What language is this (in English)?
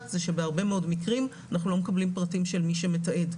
Hebrew